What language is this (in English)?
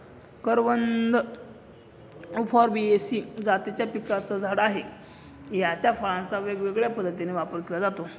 Marathi